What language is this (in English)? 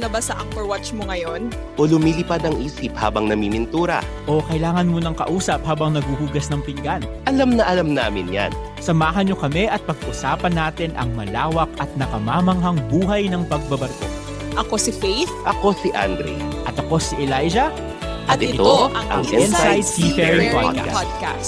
Filipino